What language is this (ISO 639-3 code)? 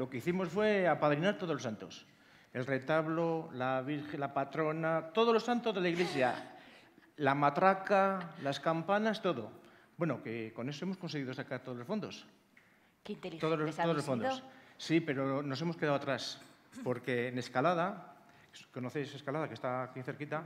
spa